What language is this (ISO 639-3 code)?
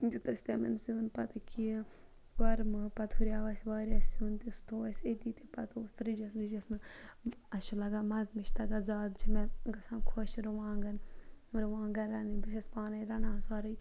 kas